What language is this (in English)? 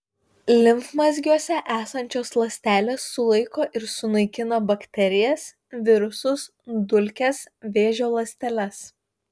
Lithuanian